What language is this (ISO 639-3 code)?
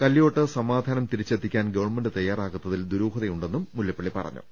mal